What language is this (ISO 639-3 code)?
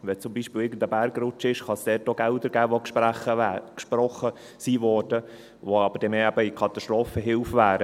gsw